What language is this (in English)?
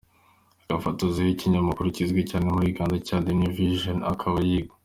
Kinyarwanda